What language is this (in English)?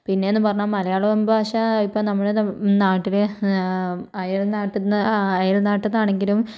Malayalam